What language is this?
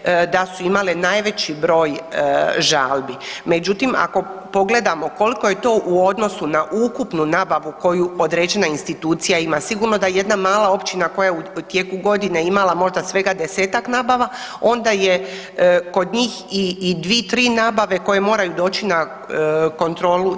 Croatian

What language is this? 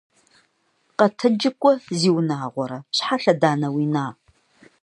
Kabardian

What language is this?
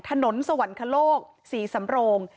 Thai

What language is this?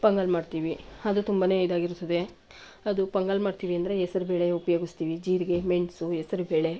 Kannada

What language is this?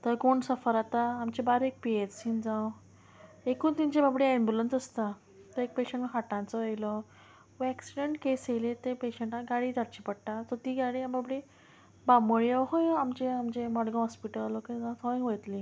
Konkani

